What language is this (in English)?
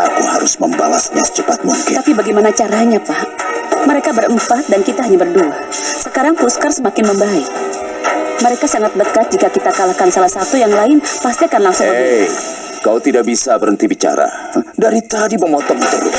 Indonesian